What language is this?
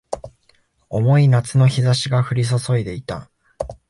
Japanese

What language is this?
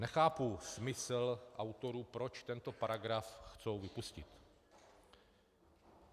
Czech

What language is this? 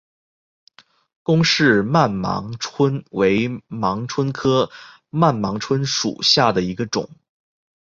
Chinese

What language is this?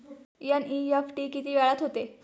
Marathi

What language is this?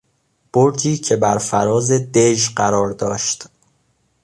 Persian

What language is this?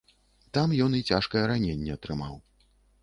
Belarusian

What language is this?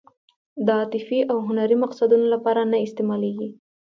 Pashto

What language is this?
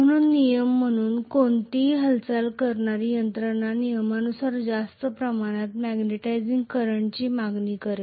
Marathi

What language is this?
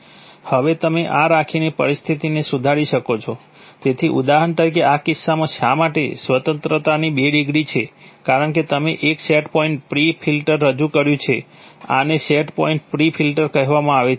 Gujarati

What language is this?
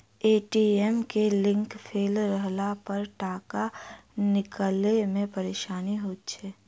Maithili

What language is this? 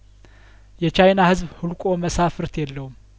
Amharic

